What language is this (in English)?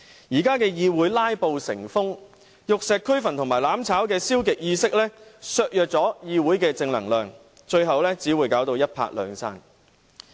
Cantonese